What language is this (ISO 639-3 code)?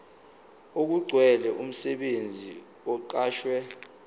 zul